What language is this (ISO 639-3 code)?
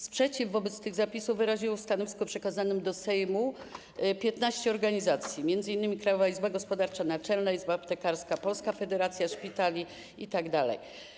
pol